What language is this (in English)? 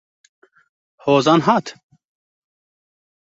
Kurdish